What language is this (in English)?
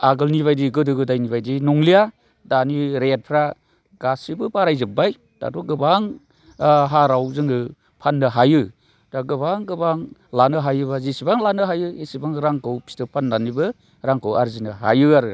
Bodo